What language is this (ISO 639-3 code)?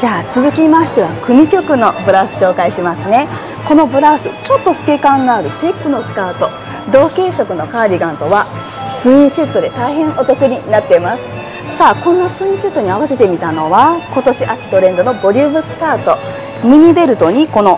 jpn